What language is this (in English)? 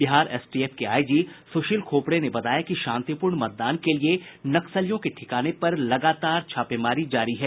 Hindi